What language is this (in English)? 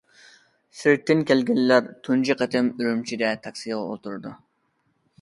Uyghur